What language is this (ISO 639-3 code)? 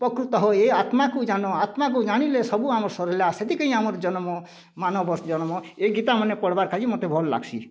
ori